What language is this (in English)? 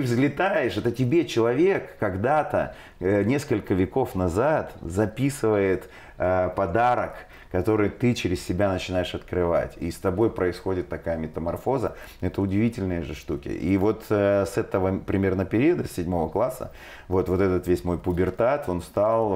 Russian